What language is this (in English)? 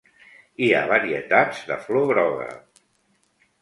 Catalan